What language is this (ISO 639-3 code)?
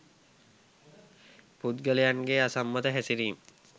sin